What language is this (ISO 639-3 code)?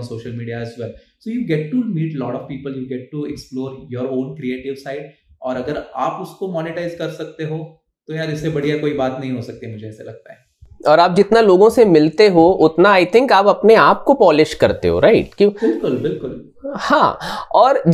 hin